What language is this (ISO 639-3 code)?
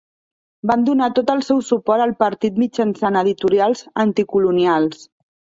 cat